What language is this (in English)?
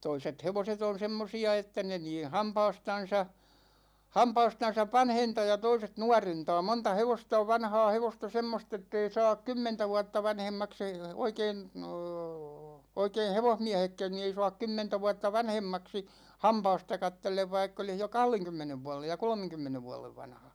Finnish